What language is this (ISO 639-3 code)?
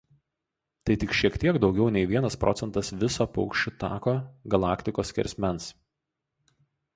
lit